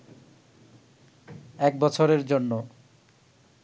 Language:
Bangla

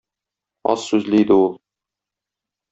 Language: Tatar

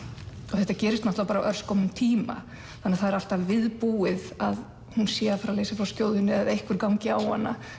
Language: Icelandic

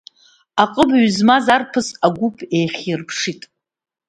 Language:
Abkhazian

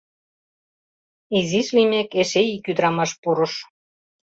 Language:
Mari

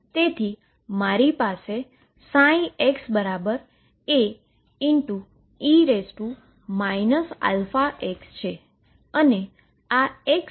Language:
Gujarati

